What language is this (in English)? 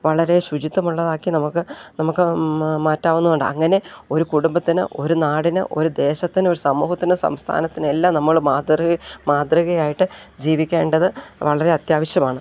Malayalam